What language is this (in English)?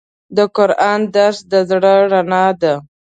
Pashto